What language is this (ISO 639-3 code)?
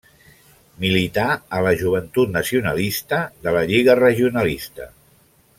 cat